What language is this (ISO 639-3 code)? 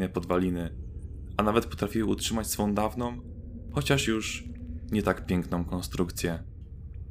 pol